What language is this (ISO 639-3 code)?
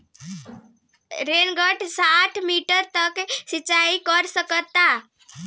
bho